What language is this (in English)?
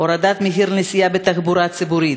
Hebrew